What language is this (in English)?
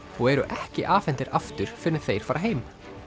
Icelandic